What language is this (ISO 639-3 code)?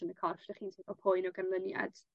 cym